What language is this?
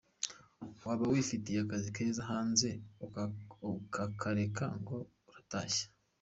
Kinyarwanda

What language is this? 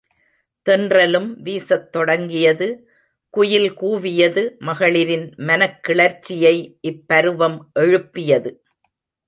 Tamil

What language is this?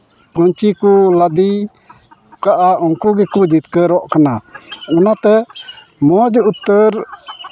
Santali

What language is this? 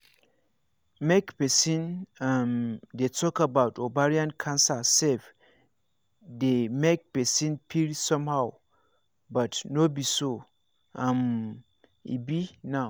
Nigerian Pidgin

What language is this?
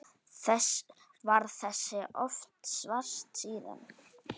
Icelandic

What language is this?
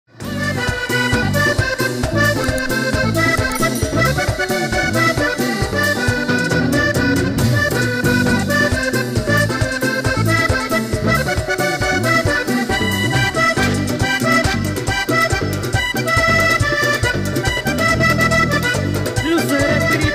Spanish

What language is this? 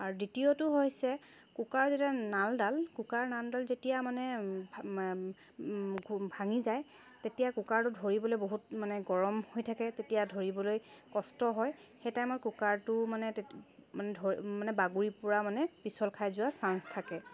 Assamese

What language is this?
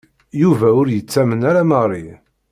Kabyle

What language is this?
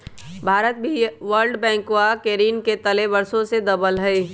Magahi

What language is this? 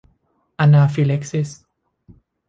Thai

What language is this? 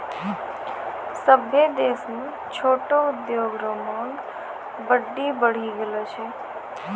Maithili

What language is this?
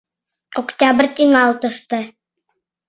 Mari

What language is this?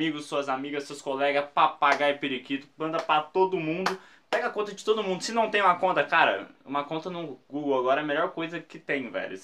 Portuguese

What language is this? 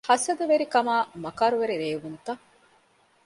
Divehi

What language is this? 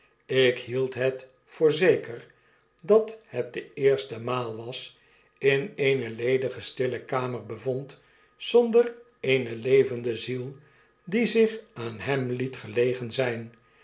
Dutch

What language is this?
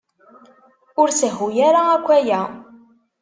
Kabyle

